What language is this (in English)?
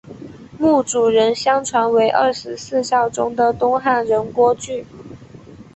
Chinese